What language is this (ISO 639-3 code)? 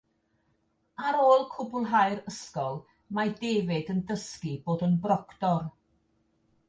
cym